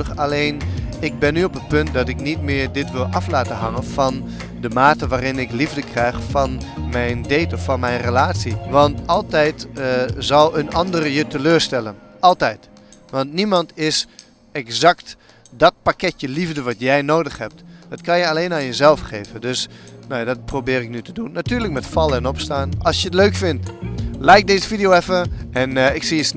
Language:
Dutch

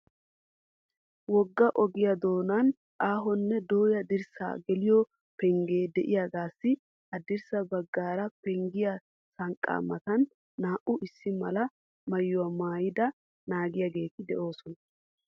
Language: Wolaytta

